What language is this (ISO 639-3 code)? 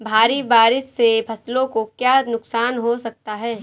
hin